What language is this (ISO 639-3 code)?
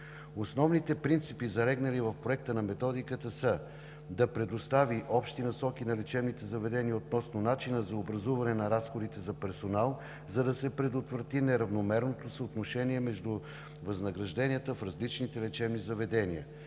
bul